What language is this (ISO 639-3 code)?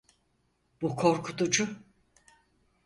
tur